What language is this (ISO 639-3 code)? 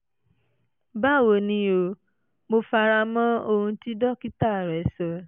yor